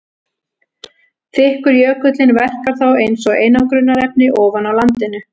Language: Icelandic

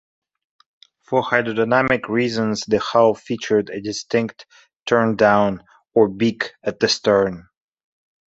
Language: English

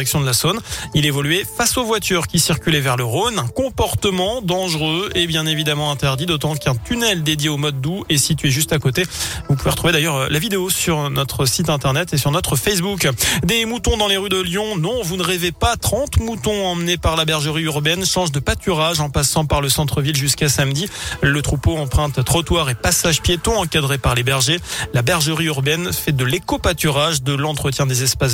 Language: French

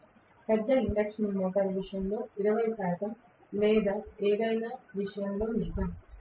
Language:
Telugu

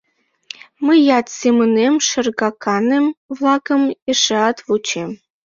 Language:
Mari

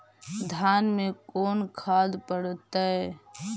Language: Magahi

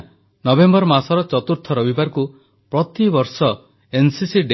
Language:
Odia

